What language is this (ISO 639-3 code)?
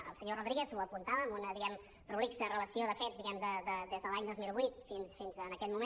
cat